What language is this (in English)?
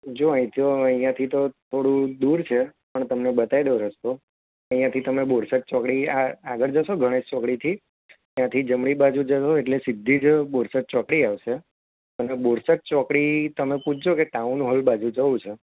Gujarati